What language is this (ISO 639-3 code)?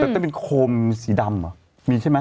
tha